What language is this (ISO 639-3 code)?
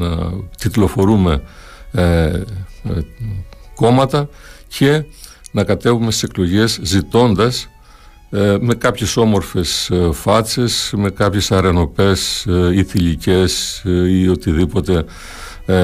ell